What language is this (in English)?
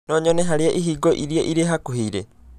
Kikuyu